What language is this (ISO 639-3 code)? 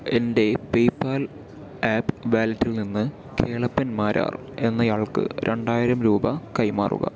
mal